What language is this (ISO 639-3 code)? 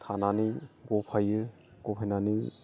brx